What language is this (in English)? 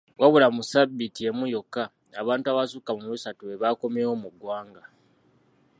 Ganda